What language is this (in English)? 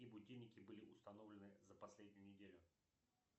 Russian